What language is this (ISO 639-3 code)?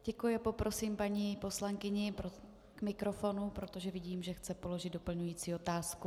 ces